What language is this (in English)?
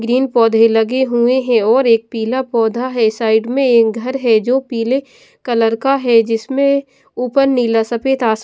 Hindi